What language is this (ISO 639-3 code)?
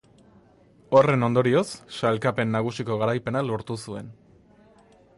eus